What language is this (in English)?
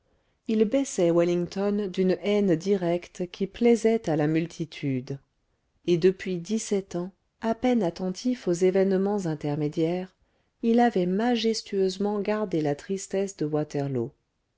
French